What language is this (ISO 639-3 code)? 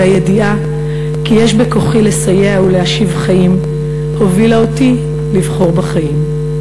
heb